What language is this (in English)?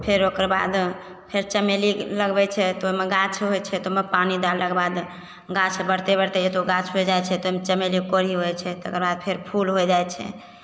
Maithili